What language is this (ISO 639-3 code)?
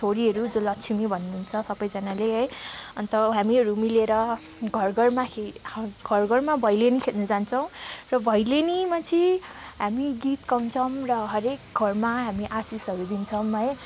nep